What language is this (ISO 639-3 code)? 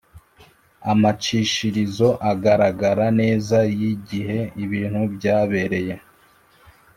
kin